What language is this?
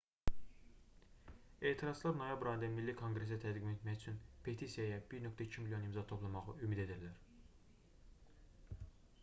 Azerbaijani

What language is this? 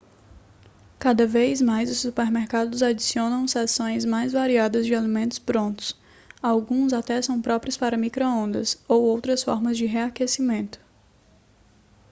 Portuguese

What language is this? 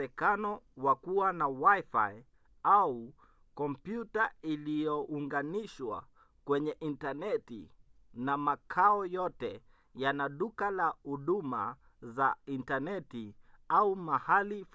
Swahili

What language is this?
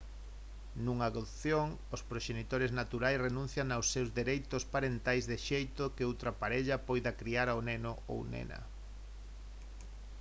Galician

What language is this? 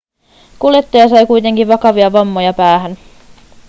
Finnish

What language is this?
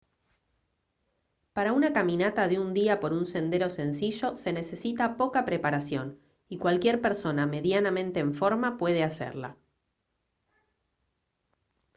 Spanish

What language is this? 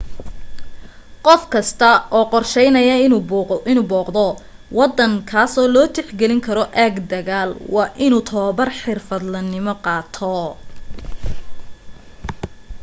Somali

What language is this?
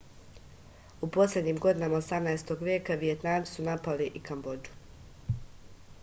Serbian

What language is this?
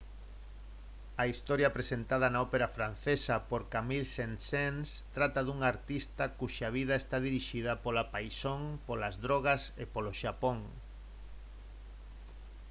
Galician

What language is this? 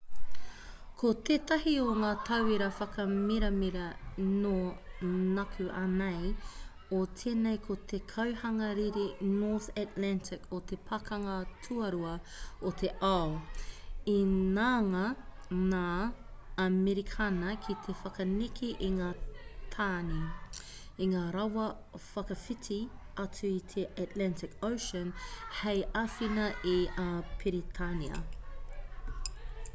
Māori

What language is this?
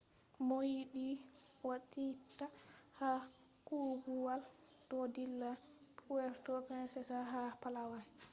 Fula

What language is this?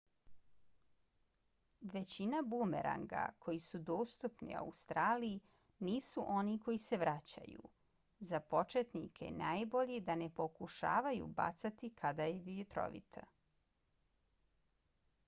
Bosnian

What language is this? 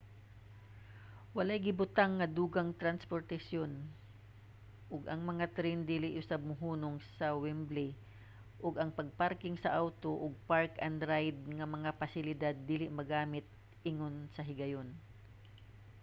Cebuano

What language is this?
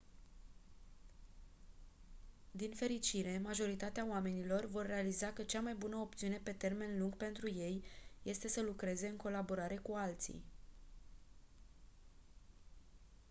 Romanian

